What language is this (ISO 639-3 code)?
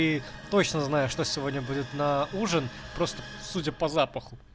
rus